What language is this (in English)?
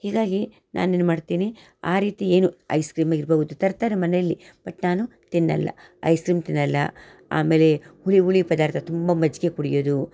Kannada